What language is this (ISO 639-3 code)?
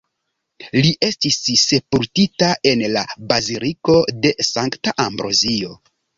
epo